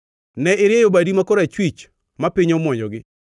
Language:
Luo (Kenya and Tanzania)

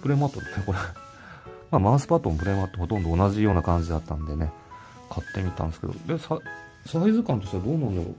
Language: Japanese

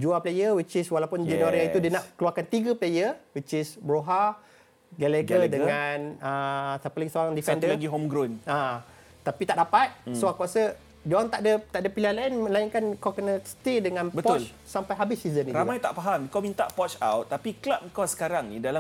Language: Malay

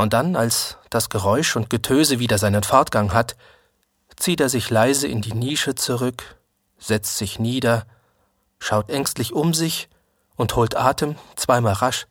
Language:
German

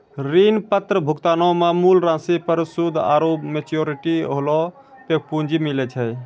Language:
Maithili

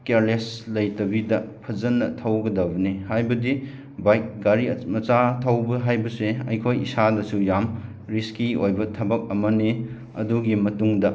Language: Manipuri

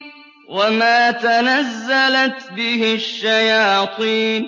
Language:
Arabic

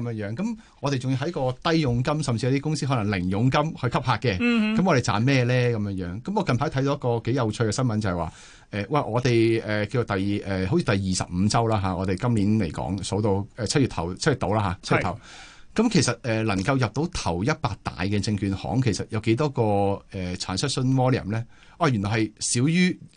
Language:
Chinese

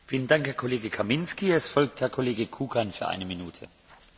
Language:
Slovak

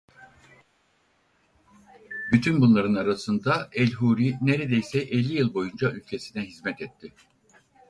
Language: Turkish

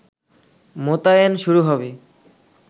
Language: Bangla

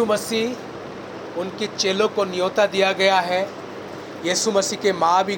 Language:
Hindi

